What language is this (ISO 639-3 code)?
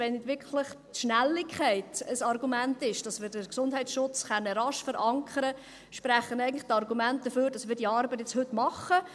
gsw